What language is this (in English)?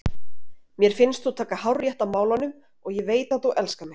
Icelandic